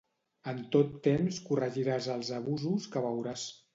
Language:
Catalan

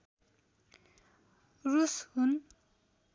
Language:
Nepali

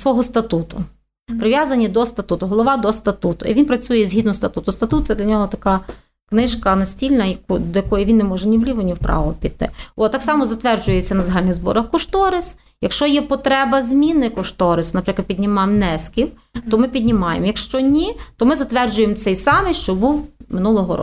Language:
Ukrainian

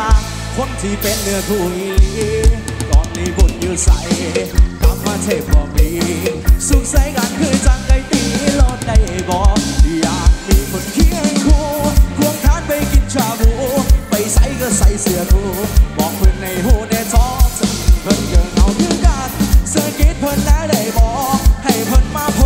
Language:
Thai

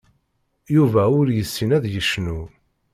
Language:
Kabyle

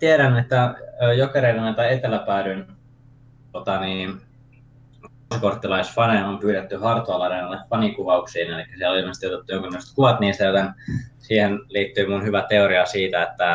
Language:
Finnish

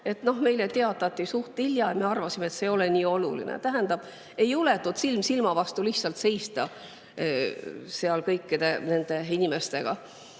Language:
Estonian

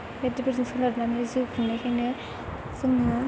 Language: Bodo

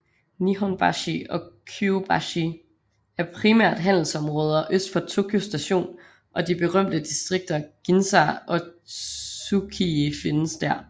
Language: Danish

